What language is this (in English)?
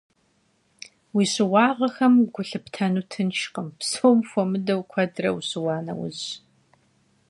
Kabardian